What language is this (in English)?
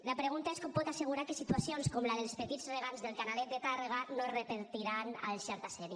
Catalan